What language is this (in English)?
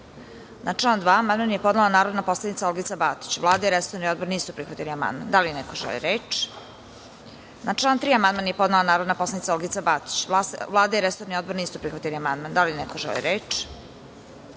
Serbian